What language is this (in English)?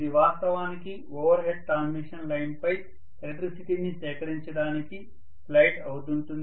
Telugu